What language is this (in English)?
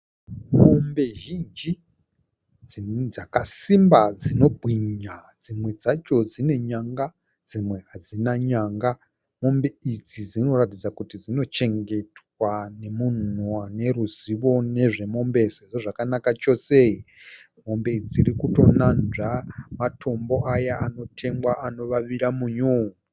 Shona